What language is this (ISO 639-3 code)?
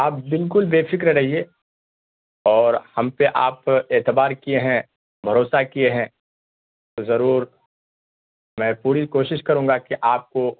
urd